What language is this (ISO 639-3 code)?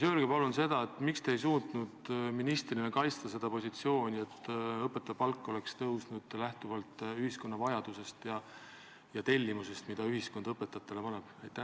est